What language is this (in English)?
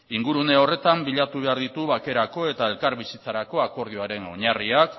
Basque